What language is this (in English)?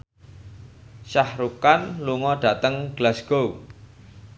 Javanese